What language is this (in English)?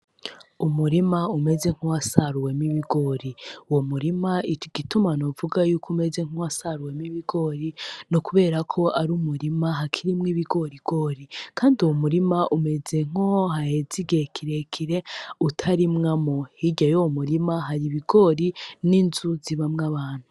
Rundi